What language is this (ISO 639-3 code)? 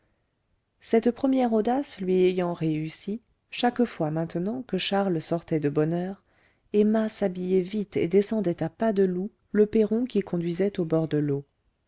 fra